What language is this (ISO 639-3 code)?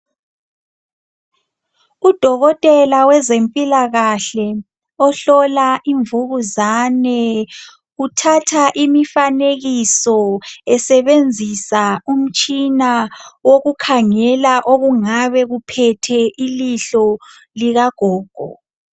nde